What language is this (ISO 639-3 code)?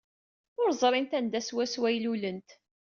kab